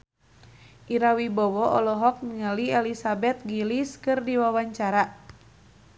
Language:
Sundanese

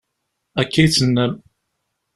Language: Kabyle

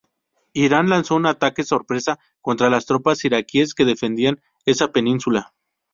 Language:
Spanish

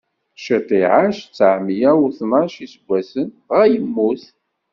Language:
Kabyle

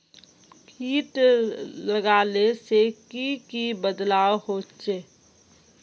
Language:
Magahi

